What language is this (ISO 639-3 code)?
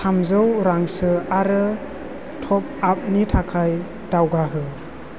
brx